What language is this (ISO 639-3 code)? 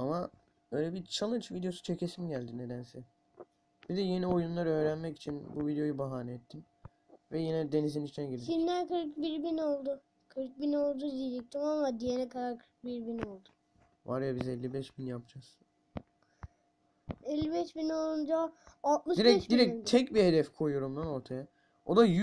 tur